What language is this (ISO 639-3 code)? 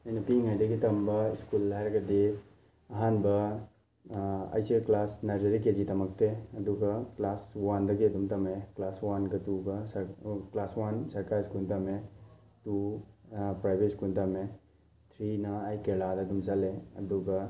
mni